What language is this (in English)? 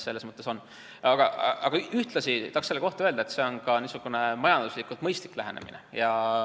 Estonian